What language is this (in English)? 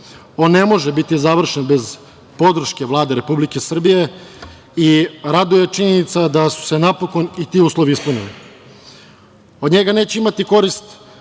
Serbian